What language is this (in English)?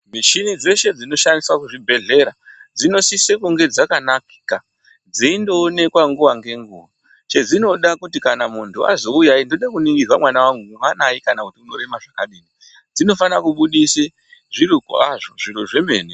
Ndau